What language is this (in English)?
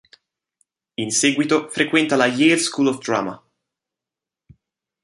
Italian